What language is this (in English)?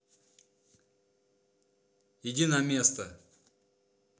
Russian